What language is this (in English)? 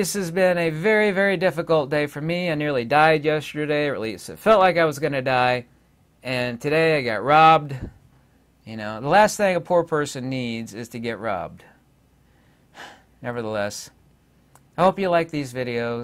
English